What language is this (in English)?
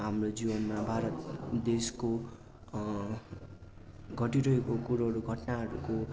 Nepali